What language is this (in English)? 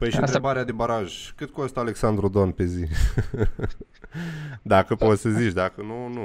Romanian